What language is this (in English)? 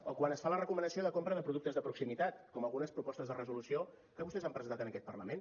Catalan